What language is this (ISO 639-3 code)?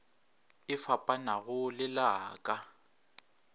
nso